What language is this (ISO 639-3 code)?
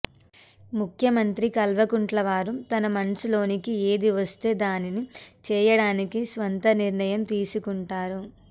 tel